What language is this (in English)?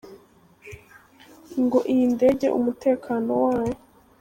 Kinyarwanda